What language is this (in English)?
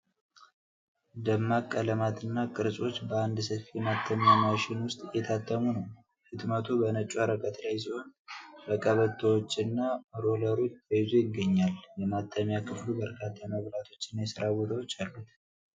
Amharic